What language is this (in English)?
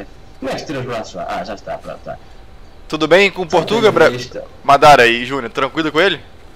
Portuguese